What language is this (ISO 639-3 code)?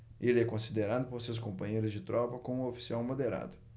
por